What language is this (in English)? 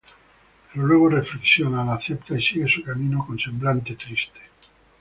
Spanish